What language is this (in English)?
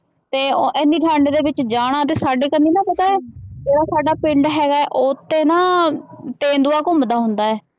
Punjabi